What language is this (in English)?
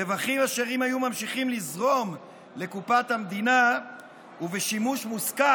Hebrew